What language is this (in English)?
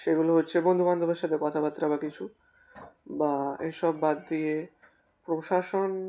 Bangla